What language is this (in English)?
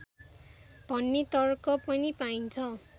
Nepali